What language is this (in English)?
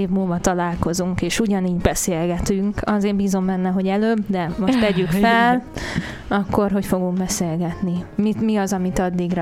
Hungarian